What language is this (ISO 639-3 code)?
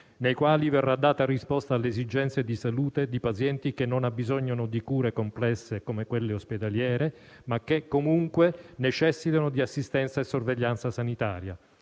ita